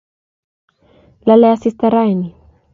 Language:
Kalenjin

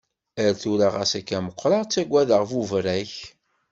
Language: Kabyle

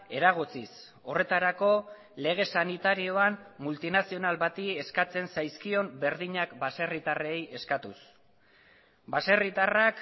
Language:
Basque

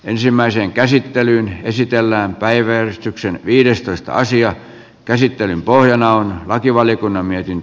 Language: Finnish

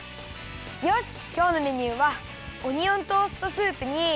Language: Japanese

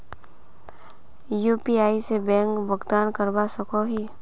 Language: Magahi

